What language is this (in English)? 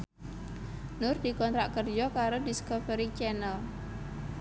Javanese